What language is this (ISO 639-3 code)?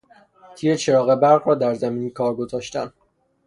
fas